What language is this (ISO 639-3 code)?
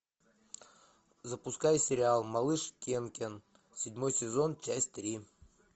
rus